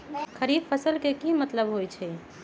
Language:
Magahi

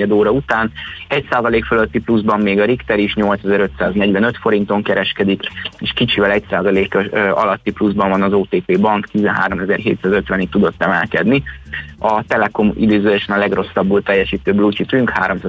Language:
Hungarian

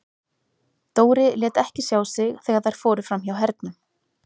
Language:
Icelandic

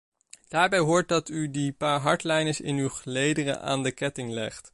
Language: Dutch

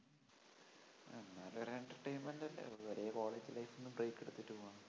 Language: Malayalam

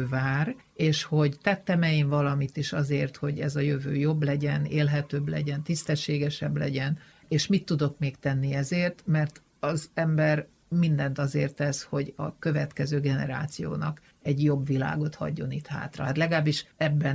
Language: Hungarian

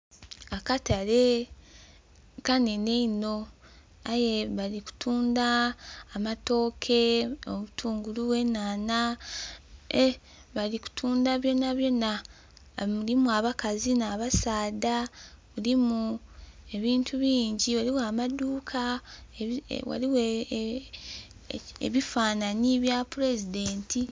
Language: Soga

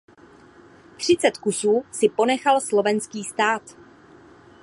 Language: Czech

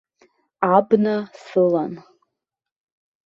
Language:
Abkhazian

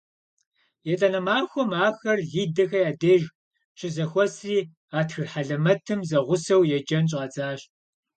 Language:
Kabardian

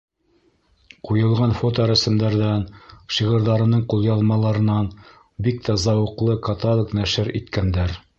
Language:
Bashkir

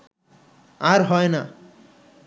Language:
Bangla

